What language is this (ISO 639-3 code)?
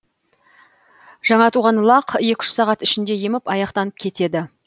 kaz